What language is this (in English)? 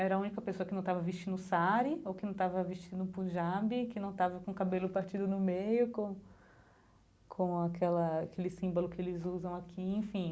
Portuguese